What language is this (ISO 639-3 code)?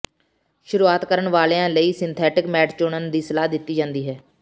pan